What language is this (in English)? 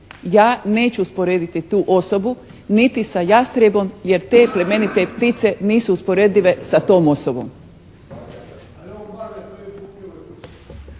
Croatian